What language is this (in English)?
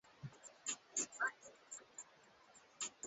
Swahili